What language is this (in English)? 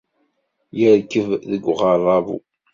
Kabyle